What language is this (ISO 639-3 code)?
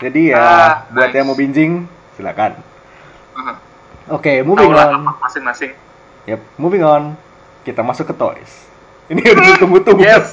ind